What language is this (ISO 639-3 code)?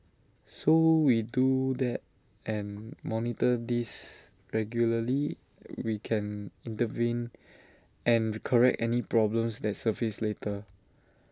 eng